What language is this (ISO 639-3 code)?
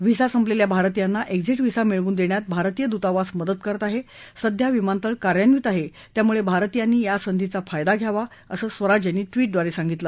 mar